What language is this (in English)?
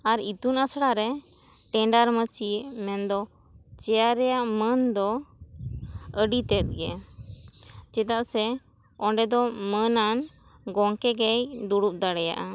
Santali